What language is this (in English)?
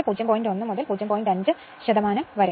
Malayalam